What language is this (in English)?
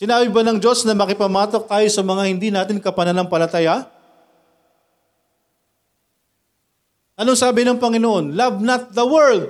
Filipino